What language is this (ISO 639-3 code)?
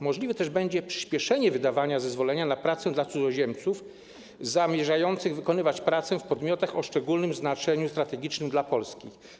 pol